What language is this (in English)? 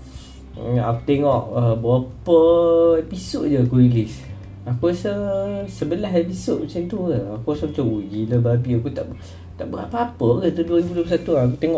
Malay